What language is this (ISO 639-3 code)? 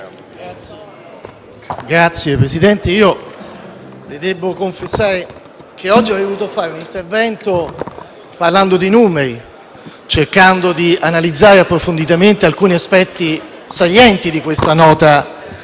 ita